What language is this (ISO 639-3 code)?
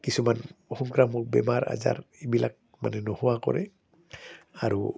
asm